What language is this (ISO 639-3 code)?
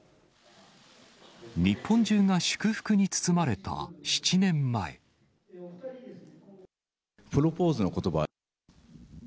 jpn